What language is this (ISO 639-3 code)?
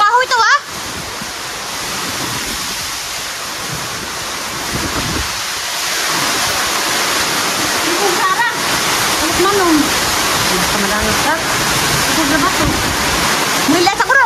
ind